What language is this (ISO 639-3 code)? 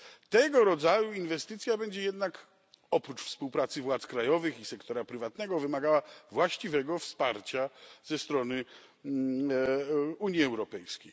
pol